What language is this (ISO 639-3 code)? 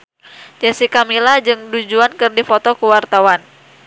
sun